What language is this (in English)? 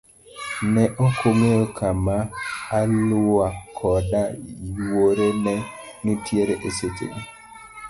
Luo (Kenya and Tanzania)